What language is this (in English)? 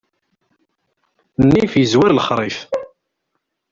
Kabyle